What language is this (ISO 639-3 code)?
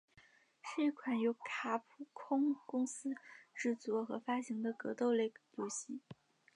zho